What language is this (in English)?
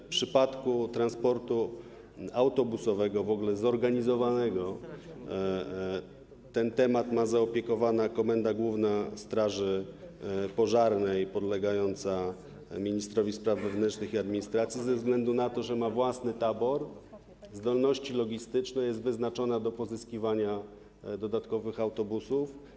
Polish